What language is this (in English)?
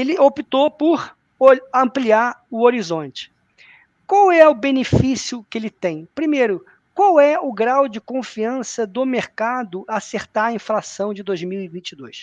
Portuguese